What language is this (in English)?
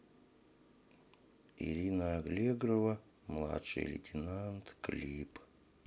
Russian